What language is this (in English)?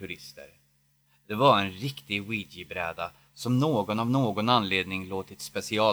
Swedish